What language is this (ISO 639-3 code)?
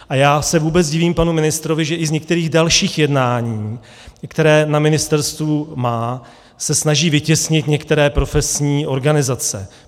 ces